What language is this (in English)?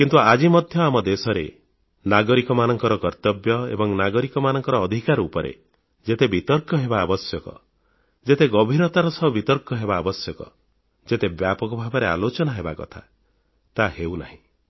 Odia